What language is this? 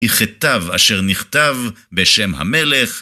Hebrew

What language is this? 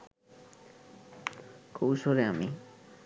Bangla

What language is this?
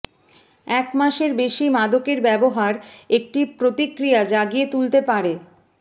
Bangla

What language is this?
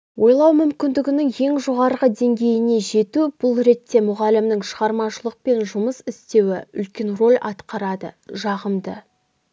Kazakh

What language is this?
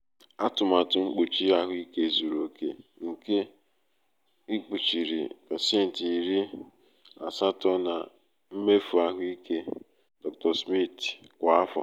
Igbo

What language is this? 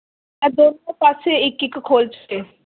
Dogri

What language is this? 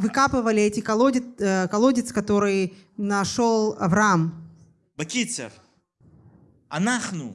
Russian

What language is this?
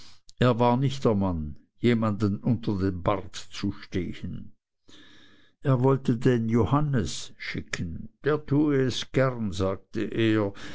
German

